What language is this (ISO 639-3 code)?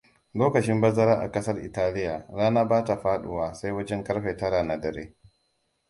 hau